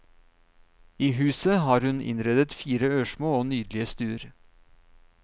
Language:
Norwegian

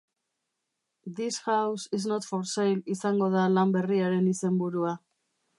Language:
Basque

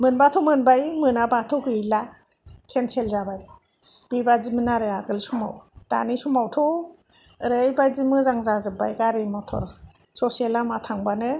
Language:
Bodo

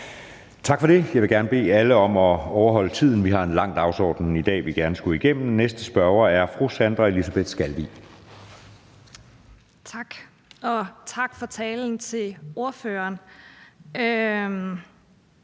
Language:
Danish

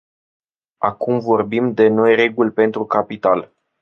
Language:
Romanian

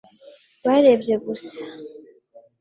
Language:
Kinyarwanda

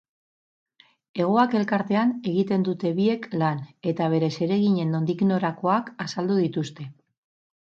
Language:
Basque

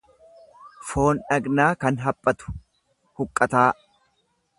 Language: Oromo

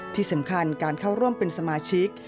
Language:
Thai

